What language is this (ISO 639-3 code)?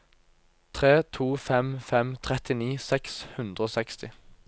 nor